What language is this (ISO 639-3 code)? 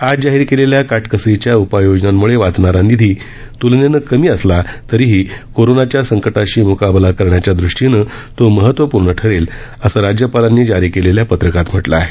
mar